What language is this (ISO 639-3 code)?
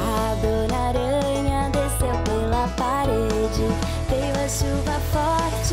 por